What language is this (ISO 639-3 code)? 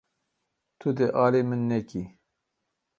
kur